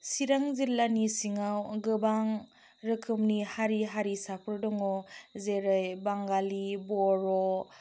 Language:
Bodo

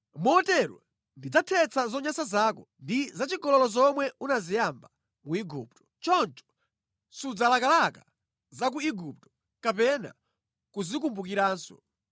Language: Nyanja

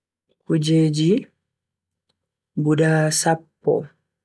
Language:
Bagirmi Fulfulde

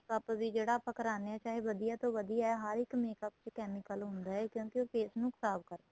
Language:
Punjabi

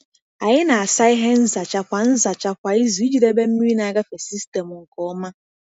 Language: Igbo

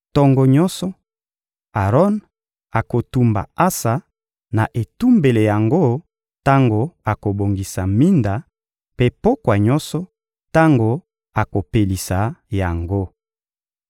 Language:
Lingala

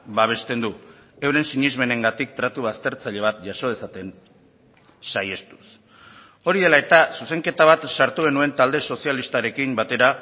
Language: Basque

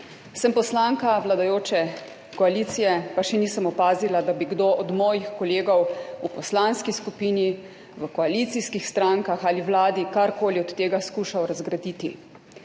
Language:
Slovenian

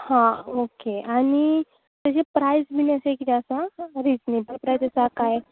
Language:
Konkani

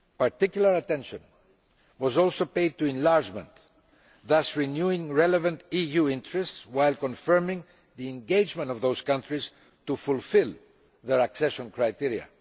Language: English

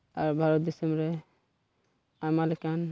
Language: Santali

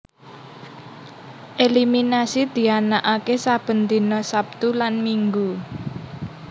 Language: Javanese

